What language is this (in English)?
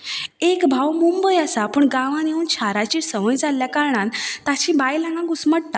Konkani